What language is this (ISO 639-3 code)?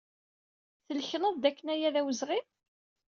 kab